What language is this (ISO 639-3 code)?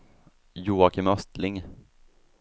swe